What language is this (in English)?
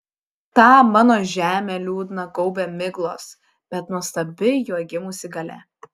Lithuanian